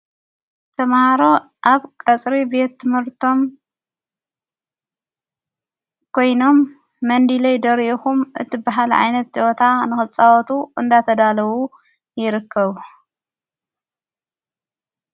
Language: Tigrinya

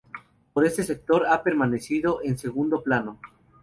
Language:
Spanish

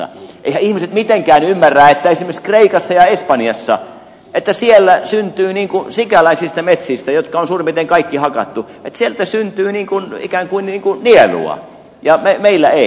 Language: Finnish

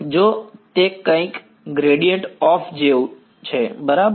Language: Gujarati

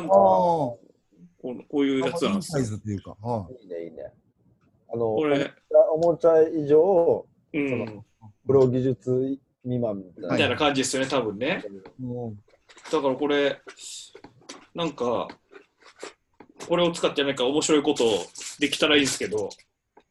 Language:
Japanese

